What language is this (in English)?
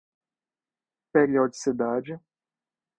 Portuguese